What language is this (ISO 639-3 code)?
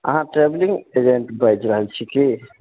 mai